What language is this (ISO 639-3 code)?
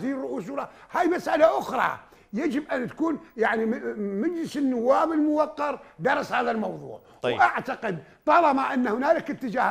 ara